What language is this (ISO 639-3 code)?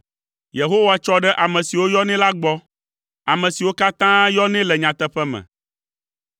ewe